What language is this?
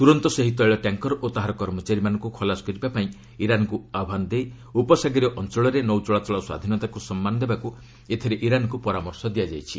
Odia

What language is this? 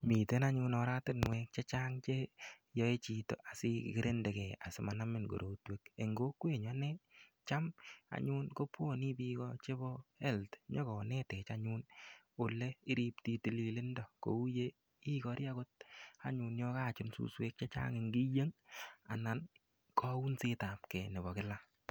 Kalenjin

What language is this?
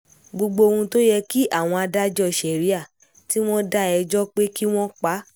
Yoruba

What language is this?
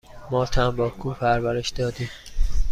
Persian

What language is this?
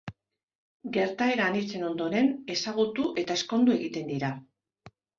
Basque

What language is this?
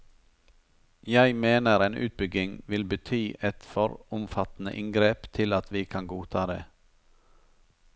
Norwegian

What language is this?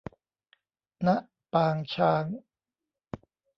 Thai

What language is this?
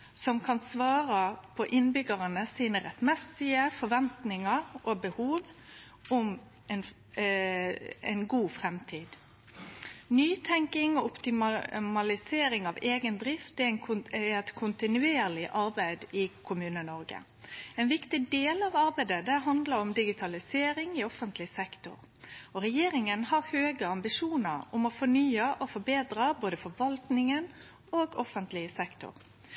Norwegian Nynorsk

